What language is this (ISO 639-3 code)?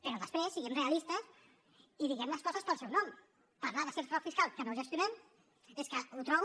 cat